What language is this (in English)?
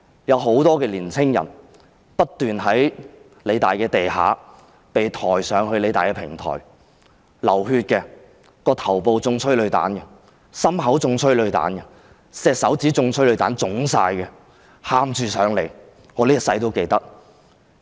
Cantonese